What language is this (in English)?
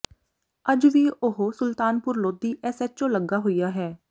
Punjabi